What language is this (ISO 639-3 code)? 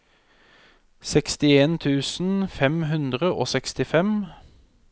nor